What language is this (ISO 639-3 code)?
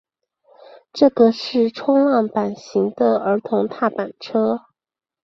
zho